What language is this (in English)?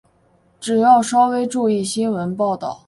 Chinese